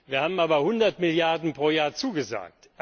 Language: German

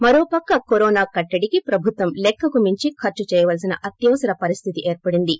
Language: Telugu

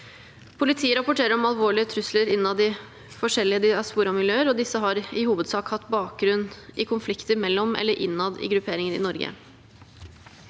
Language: Norwegian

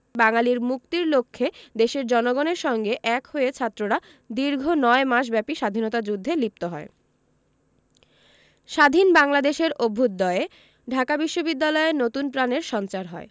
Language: Bangla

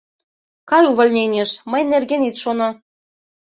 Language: Mari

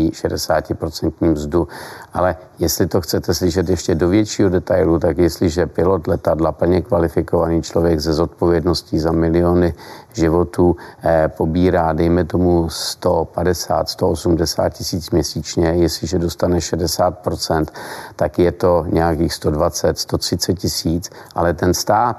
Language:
Czech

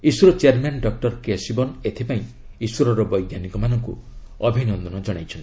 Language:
Odia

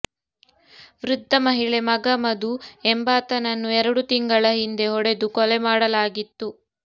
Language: Kannada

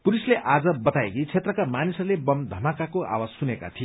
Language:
Nepali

